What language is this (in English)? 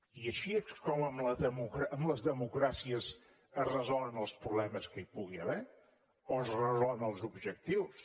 Catalan